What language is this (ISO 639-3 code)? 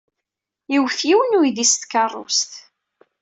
kab